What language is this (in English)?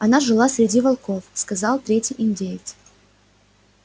Russian